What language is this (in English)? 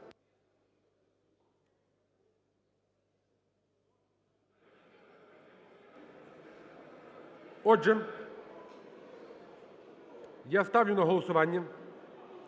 Ukrainian